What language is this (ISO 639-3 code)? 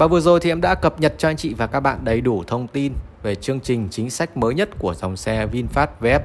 vie